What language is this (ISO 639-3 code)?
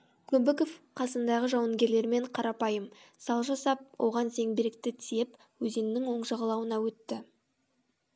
kaz